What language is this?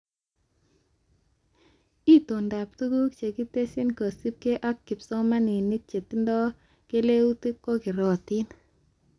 Kalenjin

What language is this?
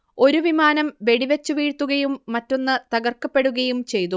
Malayalam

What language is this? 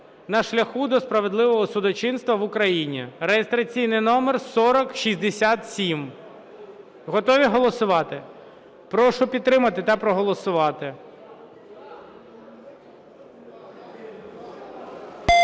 Ukrainian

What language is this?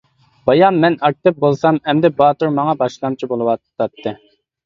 Uyghur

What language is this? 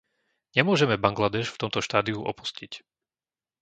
Slovak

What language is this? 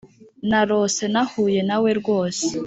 Kinyarwanda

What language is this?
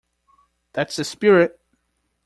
English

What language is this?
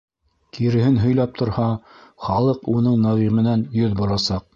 Bashkir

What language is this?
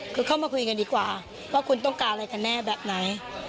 Thai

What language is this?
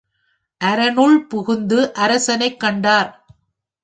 Tamil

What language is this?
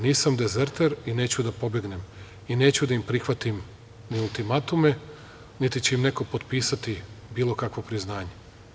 Serbian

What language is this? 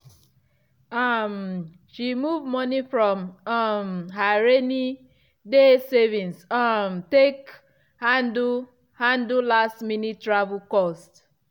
Nigerian Pidgin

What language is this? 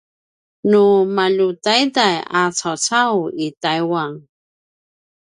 Paiwan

